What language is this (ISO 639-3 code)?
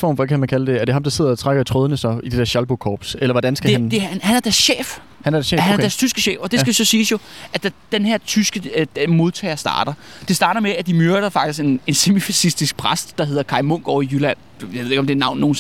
dan